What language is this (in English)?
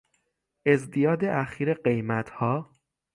Persian